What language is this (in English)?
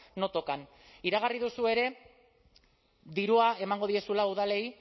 Basque